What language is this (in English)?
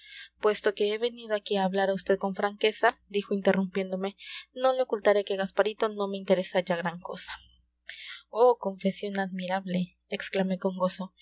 Spanish